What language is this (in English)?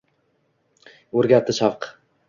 Uzbek